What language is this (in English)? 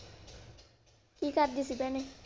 Punjabi